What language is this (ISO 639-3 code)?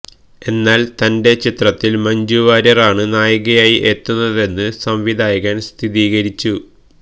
mal